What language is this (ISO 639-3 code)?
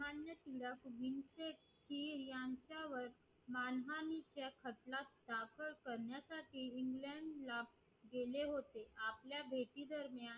mar